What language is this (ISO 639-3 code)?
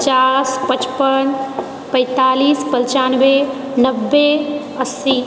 mai